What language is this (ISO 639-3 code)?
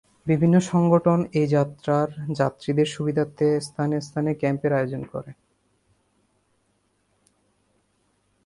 ben